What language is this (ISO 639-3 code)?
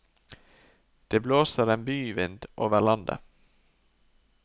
nor